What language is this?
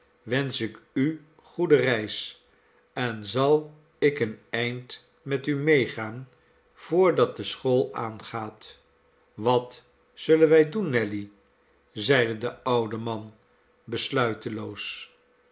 Dutch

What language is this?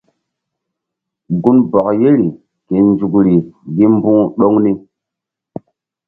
Mbum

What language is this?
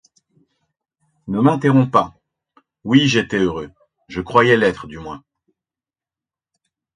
French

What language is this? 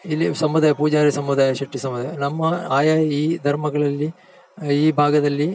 Kannada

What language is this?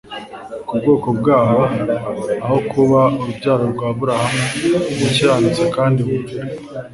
Kinyarwanda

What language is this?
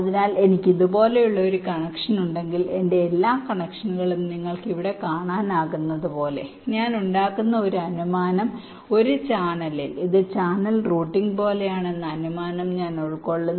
Malayalam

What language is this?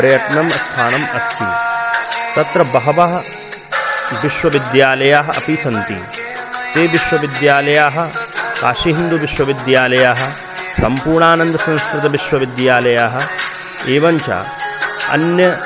Sanskrit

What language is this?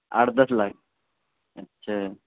Urdu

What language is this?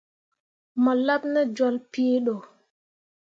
Mundang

